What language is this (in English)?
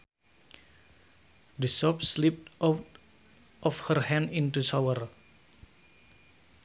Sundanese